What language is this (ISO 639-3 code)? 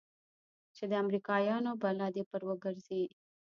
pus